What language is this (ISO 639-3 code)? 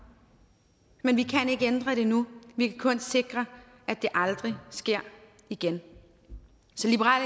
dan